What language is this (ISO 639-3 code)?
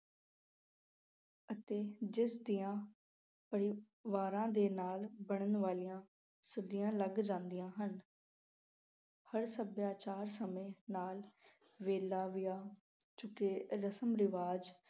pan